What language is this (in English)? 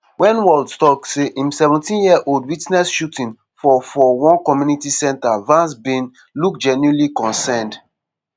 Nigerian Pidgin